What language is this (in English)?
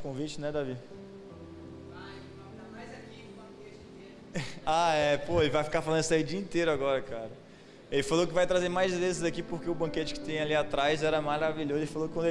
Portuguese